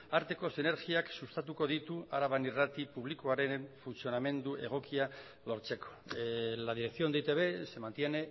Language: Basque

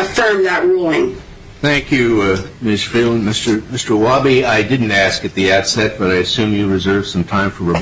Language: English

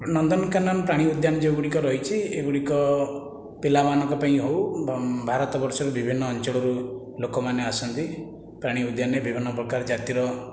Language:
Odia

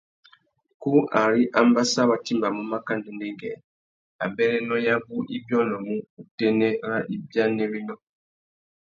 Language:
Tuki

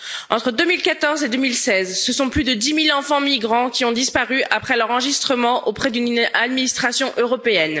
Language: French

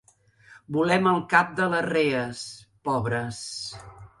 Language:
Catalan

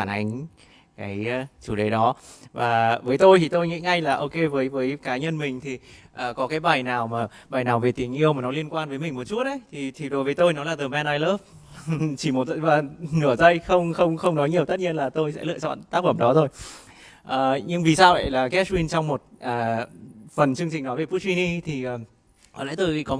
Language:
Vietnamese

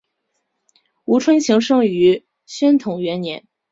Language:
Chinese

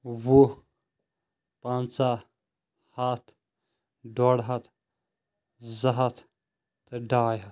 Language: Kashmiri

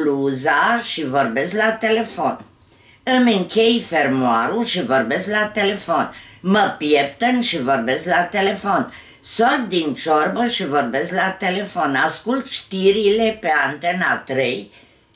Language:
Romanian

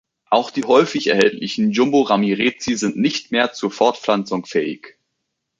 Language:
German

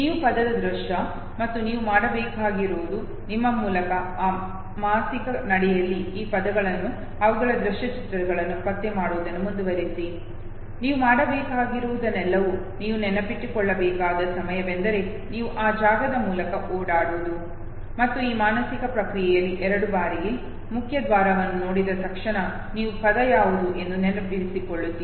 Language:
Kannada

